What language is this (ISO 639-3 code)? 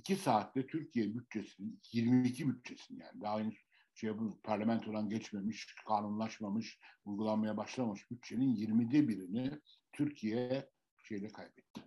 tur